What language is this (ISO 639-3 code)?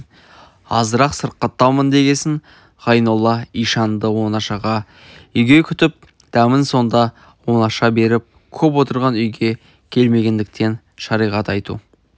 kaz